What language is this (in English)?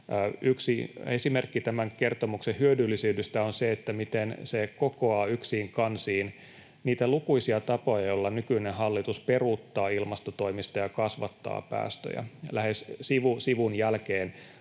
Finnish